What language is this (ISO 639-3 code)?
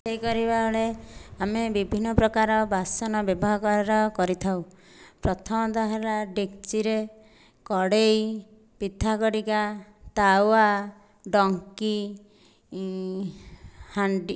ori